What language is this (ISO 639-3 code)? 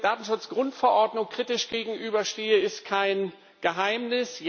deu